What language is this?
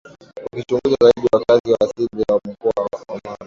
Swahili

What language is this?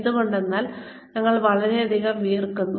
Malayalam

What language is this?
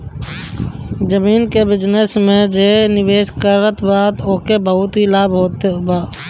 Bhojpuri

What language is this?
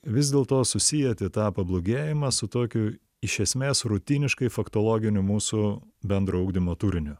Lithuanian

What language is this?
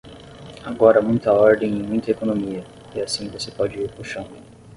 Portuguese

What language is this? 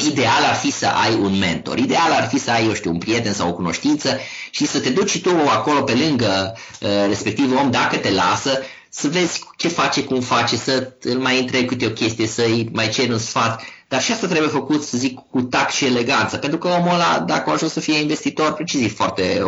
Romanian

